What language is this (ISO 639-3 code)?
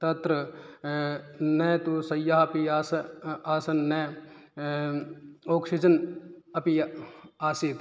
san